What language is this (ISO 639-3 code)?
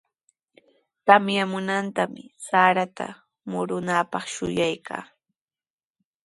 qws